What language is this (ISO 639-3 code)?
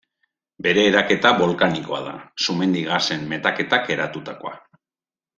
eus